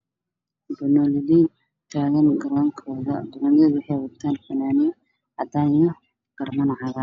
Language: Somali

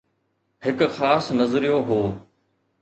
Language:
Sindhi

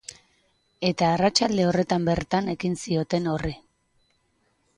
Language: Basque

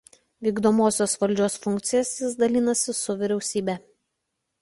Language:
Lithuanian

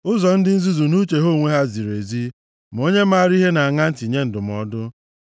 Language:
Igbo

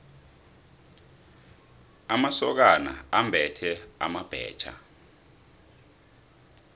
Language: South Ndebele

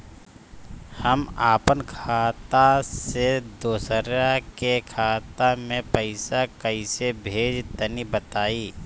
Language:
Bhojpuri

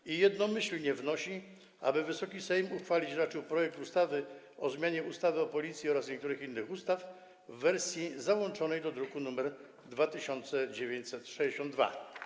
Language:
Polish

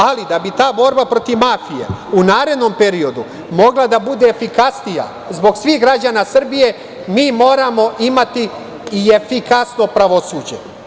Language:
Serbian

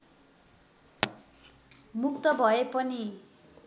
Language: Nepali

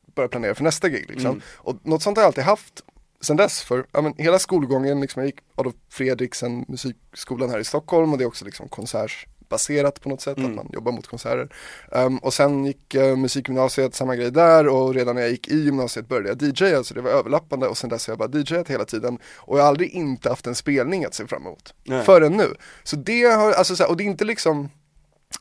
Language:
Swedish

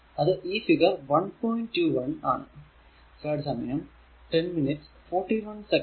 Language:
Malayalam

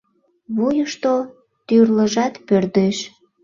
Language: Mari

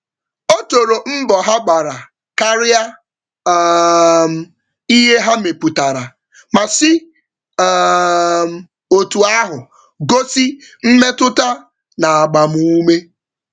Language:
Igbo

